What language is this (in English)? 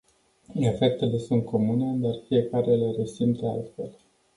Romanian